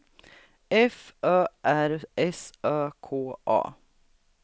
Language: Swedish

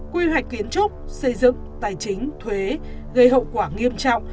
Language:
Vietnamese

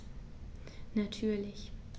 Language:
German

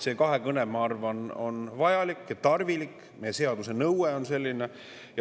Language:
Estonian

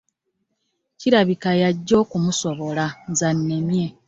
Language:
Ganda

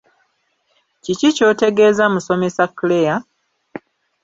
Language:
Ganda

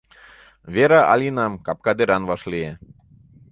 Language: Mari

